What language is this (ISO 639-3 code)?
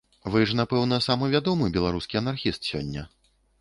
bel